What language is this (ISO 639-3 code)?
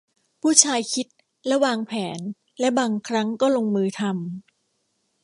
tha